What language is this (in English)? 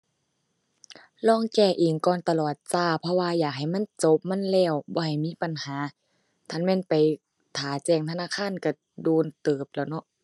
Thai